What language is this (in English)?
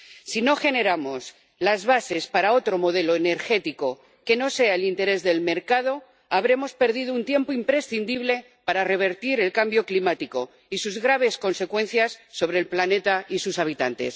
Spanish